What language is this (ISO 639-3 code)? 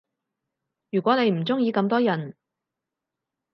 yue